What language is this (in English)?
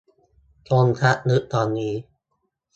Thai